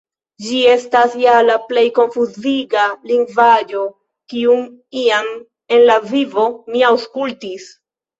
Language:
Esperanto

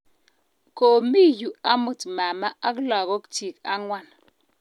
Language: Kalenjin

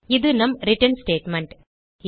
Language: Tamil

